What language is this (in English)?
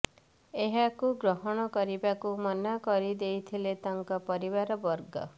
Odia